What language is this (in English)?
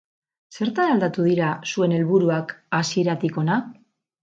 Basque